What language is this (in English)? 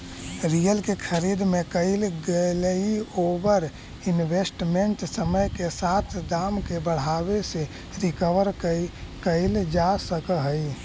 Magahi